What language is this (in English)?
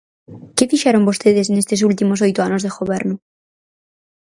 Galician